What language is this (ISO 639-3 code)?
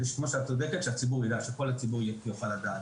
heb